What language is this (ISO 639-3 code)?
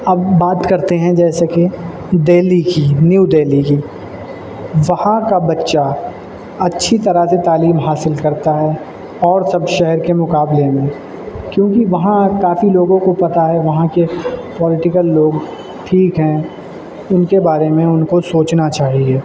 urd